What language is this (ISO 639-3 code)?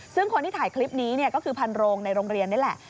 tha